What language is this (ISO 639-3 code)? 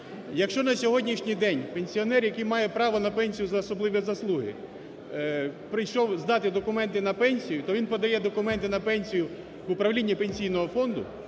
ukr